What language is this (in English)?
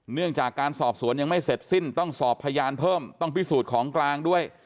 Thai